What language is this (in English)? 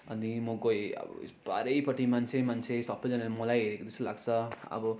Nepali